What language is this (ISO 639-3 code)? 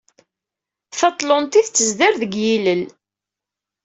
kab